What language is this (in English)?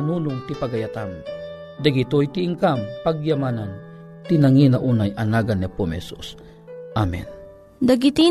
Filipino